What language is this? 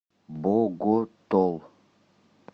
Russian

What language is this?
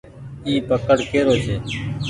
Goaria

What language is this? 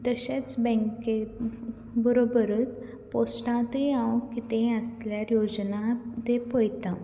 Konkani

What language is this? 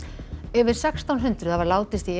Icelandic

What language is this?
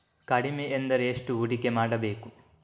Kannada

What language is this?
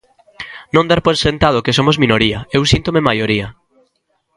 Galician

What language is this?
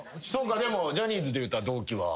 Japanese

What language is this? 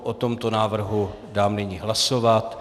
Czech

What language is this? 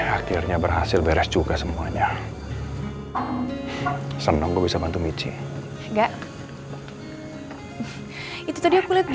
Indonesian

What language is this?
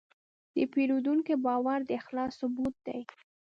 Pashto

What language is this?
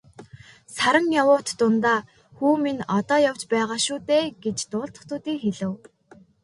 Mongolian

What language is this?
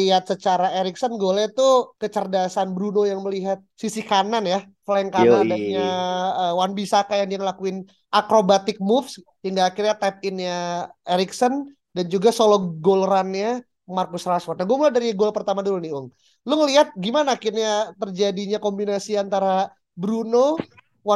Indonesian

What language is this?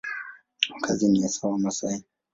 Swahili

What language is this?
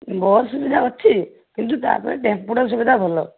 Odia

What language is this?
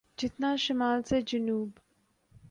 Urdu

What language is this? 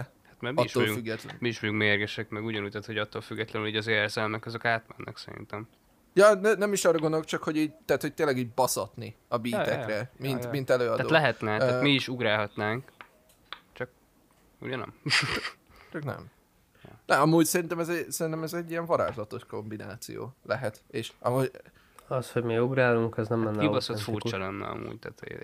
Hungarian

